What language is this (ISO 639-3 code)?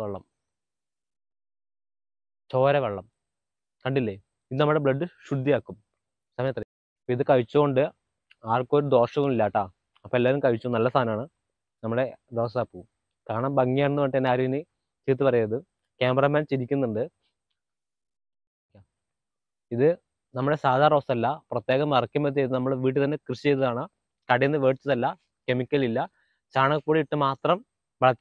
tur